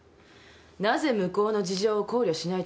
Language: Japanese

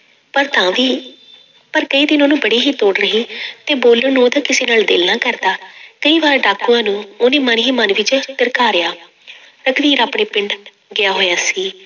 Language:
Punjabi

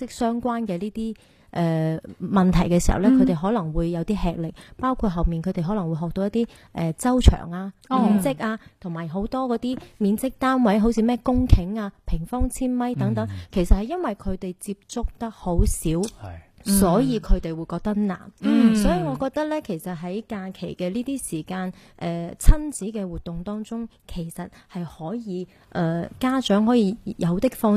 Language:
Chinese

